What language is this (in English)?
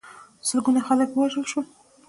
Pashto